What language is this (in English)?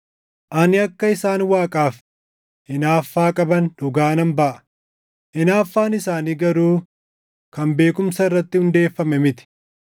Oromo